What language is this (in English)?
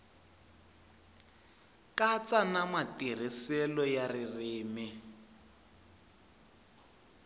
Tsonga